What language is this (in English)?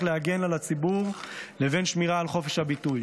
Hebrew